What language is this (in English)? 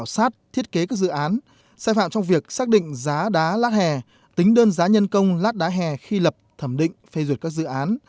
Vietnamese